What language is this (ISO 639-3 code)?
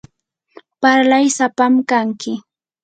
qur